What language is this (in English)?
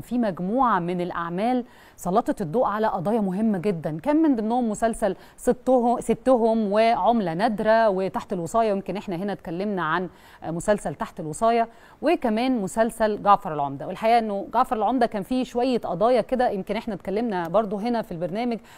Arabic